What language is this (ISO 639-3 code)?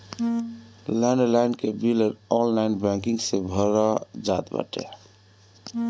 bho